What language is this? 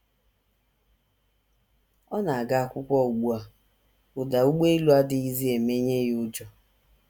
Igbo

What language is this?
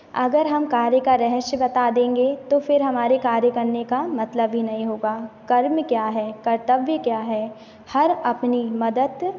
Hindi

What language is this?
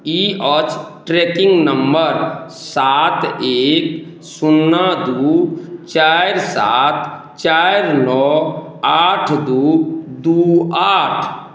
Maithili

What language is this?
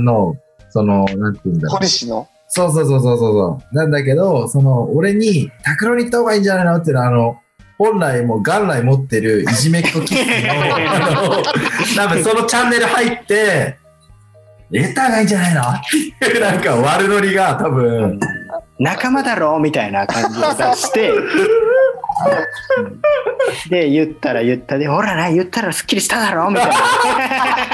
Japanese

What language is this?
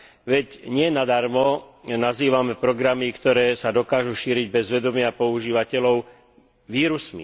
Slovak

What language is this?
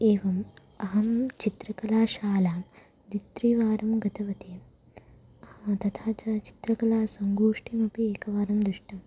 Sanskrit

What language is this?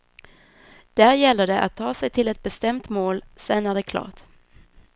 Swedish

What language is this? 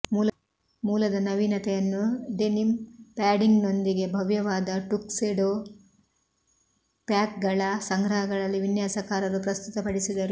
Kannada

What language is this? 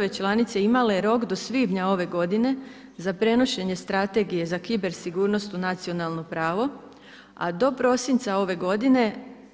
Croatian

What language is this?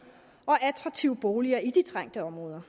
Danish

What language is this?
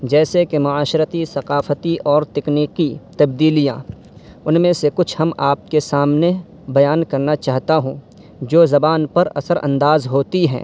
Urdu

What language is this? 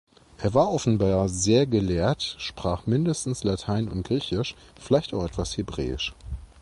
German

